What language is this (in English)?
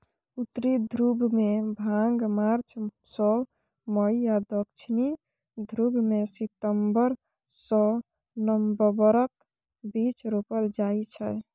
Maithili